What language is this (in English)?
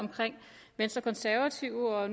Danish